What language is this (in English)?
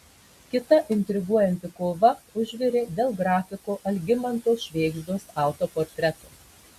Lithuanian